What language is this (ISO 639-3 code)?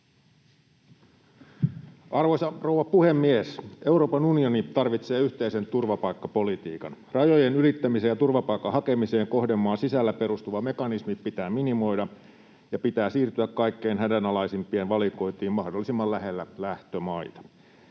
fin